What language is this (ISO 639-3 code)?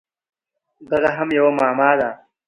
pus